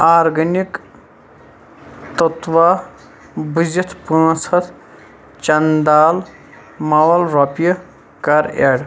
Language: Kashmiri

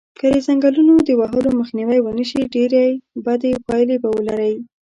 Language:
Pashto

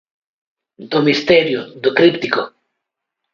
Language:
Galician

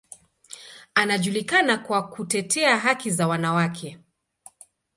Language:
Swahili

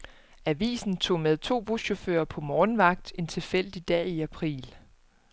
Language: Danish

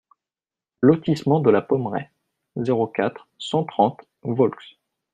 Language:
French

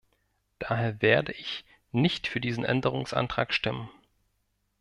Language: German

